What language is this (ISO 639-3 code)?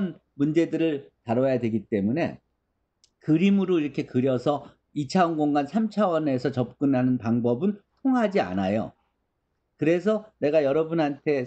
kor